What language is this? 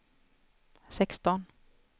Swedish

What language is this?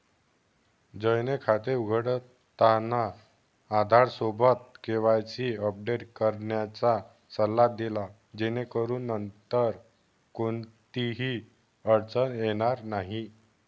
Marathi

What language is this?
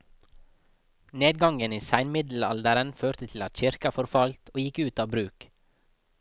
Norwegian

